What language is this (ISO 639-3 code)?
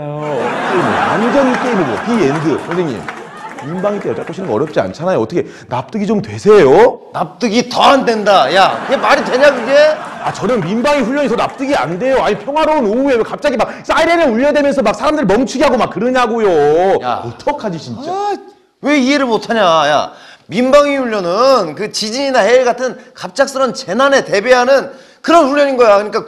kor